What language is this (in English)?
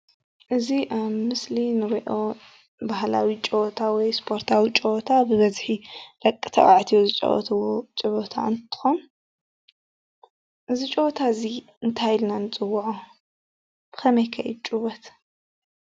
Tigrinya